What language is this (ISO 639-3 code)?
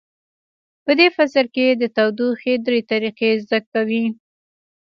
pus